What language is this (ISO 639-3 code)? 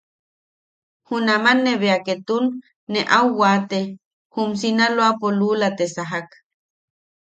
yaq